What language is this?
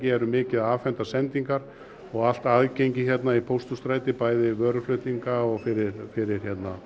Icelandic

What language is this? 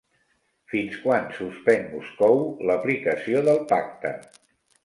Catalan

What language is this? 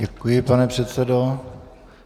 Czech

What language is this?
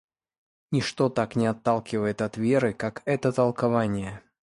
Russian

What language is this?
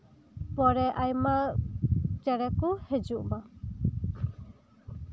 Santali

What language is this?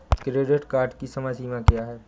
Hindi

